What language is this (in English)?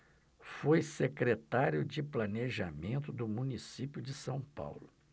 Portuguese